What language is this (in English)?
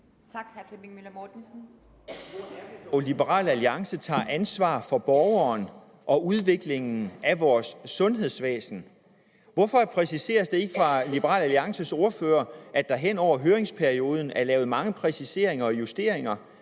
Danish